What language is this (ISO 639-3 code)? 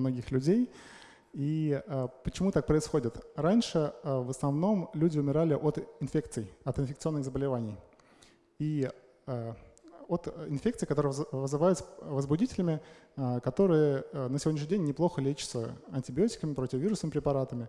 rus